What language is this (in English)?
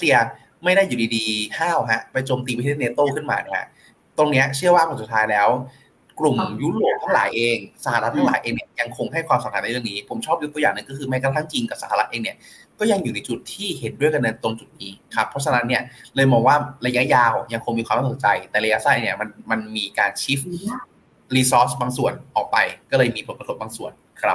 Thai